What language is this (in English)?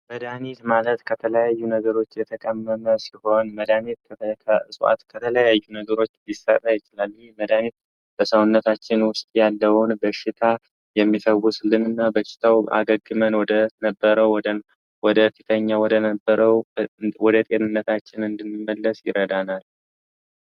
Amharic